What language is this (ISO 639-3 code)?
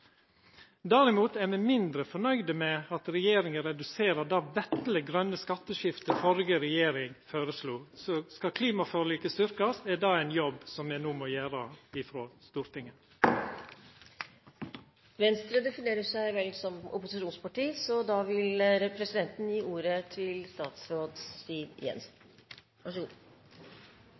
nno